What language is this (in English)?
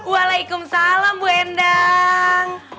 Indonesian